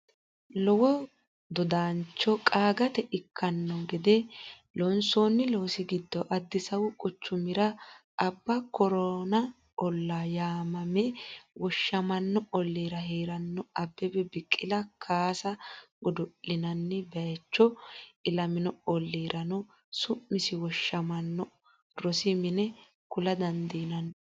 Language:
Sidamo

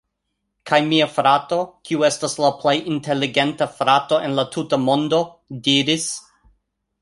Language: Esperanto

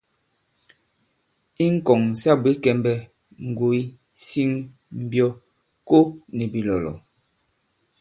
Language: Bankon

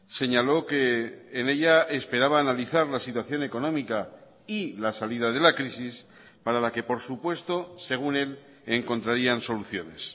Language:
Spanish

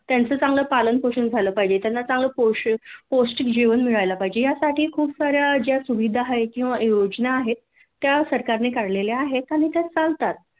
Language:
Marathi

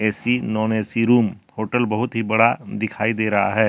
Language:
Hindi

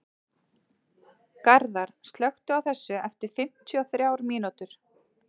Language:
Icelandic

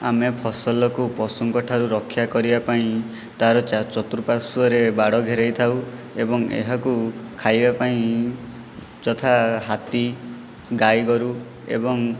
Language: Odia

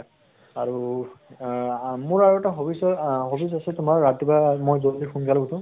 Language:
Assamese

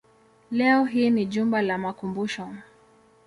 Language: Swahili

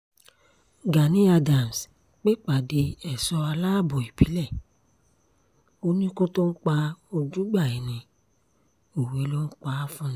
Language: Yoruba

